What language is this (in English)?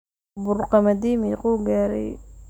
Somali